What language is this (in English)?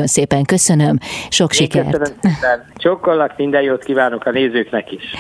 Hungarian